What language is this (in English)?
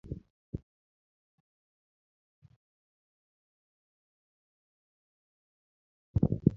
Luo (Kenya and Tanzania)